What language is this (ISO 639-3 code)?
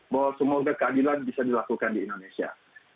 ind